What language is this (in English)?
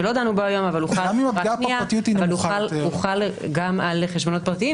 Hebrew